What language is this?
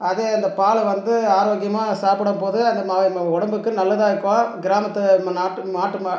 Tamil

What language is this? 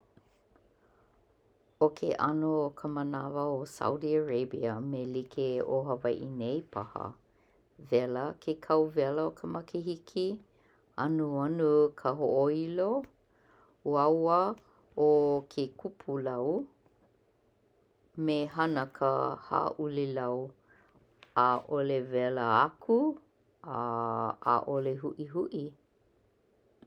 Hawaiian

